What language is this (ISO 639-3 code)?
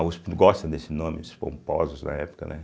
por